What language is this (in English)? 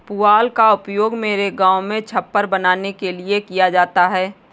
Hindi